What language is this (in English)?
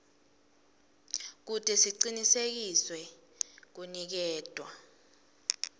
Swati